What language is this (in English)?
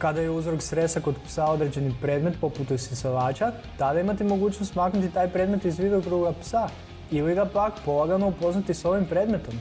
Croatian